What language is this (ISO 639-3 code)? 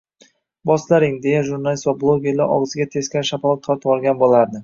uzb